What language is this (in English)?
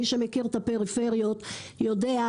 Hebrew